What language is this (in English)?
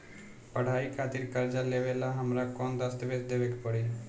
Bhojpuri